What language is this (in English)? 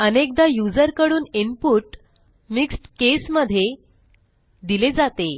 Marathi